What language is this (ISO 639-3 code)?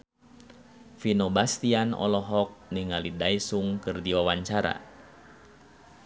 sun